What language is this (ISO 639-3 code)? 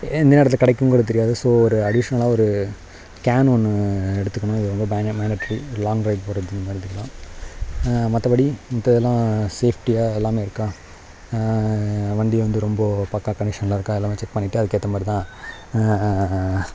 tam